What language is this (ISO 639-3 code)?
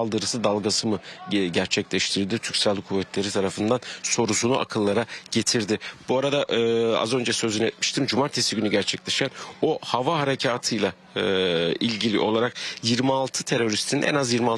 tur